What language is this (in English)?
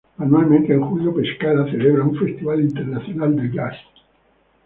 Spanish